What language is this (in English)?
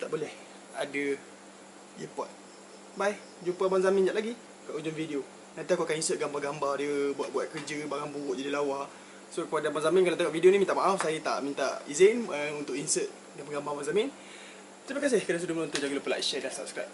Malay